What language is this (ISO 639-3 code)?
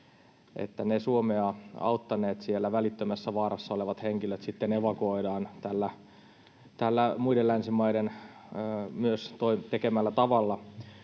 fin